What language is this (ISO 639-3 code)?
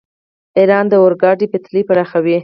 pus